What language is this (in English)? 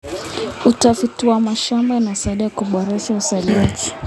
Kalenjin